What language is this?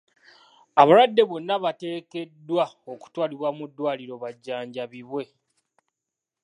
Ganda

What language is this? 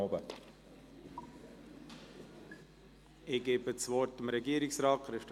Swiss German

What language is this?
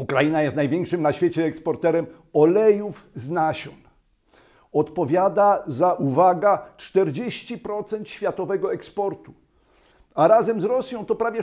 Polish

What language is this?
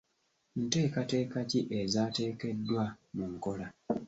Ganda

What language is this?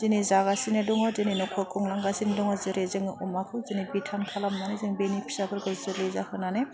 Bodo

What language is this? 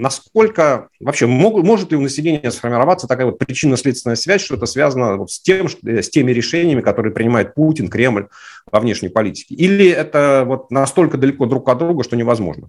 Russian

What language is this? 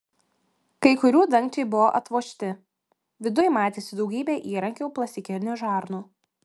Lithuanian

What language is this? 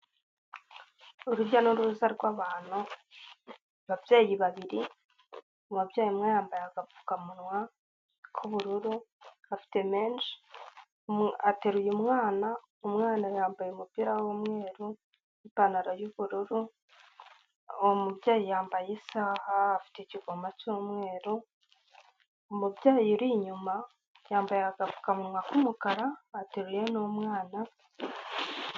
Kinyarwanda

